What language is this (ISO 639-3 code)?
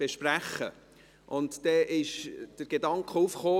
gsw